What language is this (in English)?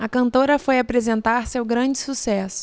Portuguese